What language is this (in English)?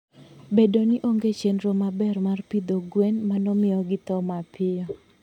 Luo (Kenya and Tanzania)